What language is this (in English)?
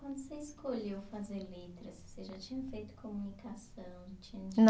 Portuguese